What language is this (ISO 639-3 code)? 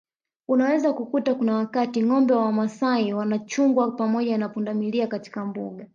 swa